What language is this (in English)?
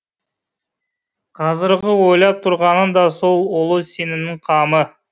Kazakh